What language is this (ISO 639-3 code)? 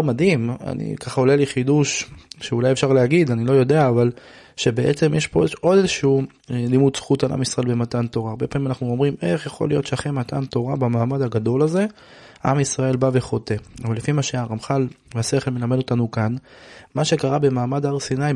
heb